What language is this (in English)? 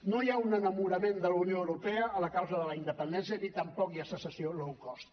Catalan